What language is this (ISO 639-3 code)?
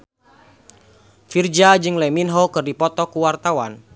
sun